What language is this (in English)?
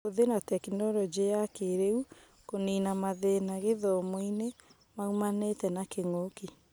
Kikuyu